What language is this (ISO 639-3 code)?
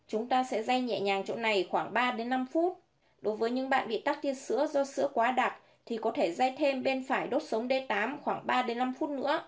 vie